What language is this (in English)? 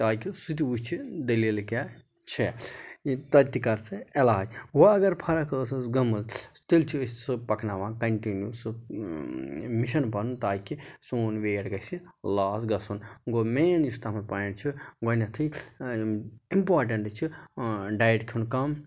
Kashmiri